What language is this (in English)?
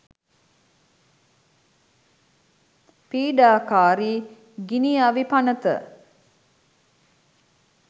Sinhala